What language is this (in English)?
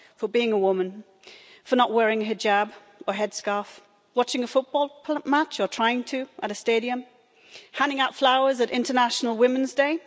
English